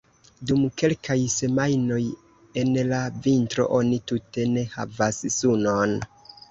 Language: Esperanto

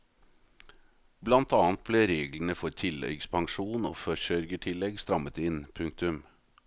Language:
Norwegian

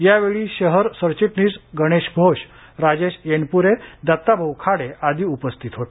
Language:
Marathi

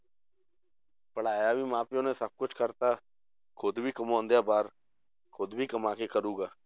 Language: Punjabi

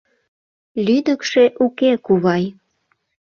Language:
Mari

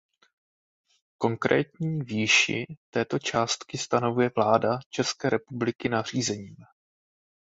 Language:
Czech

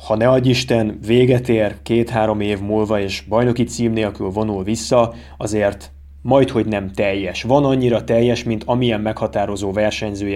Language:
Hungarian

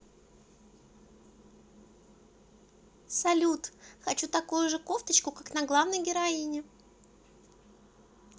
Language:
Russian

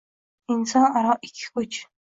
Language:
Uzbek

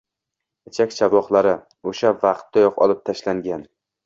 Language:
Uzbek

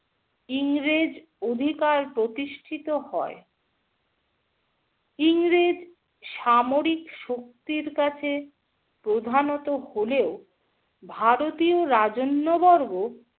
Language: Bangla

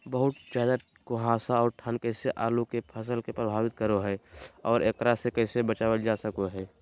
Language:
Magahi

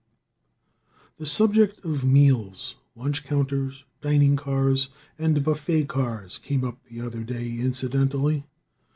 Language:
English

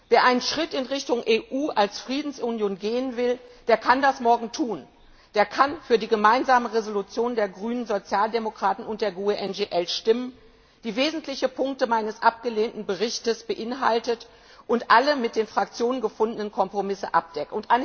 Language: German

